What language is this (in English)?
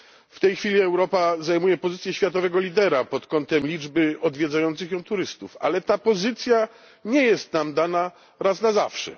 Polish